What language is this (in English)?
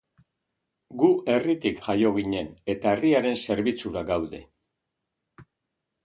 Basque